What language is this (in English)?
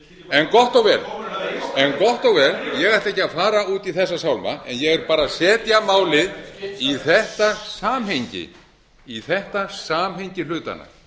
Icelandic